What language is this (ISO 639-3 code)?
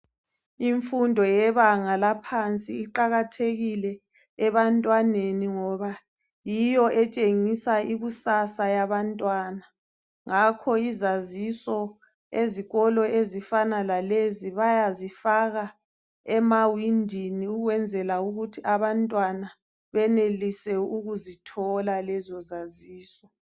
nde